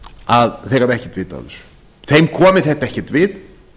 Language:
Icelandic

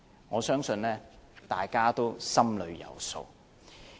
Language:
Cantonese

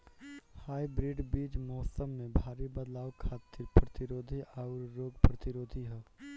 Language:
Bhojpuri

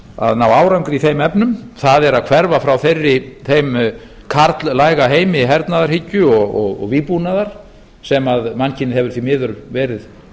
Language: Icelandic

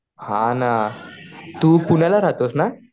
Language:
Marathi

